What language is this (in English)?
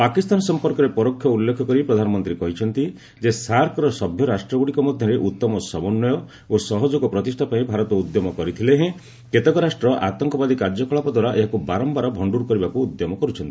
Odia